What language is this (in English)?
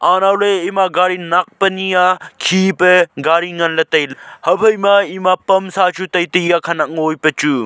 Wancho Naga